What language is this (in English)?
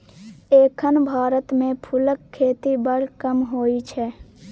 Maithili